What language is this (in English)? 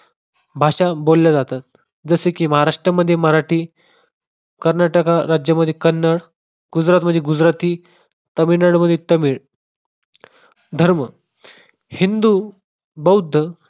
Marathi